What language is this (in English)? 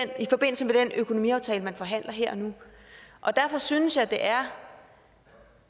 Danish